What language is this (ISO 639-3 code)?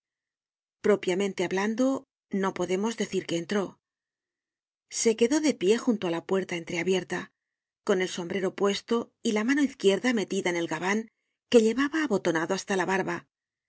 spa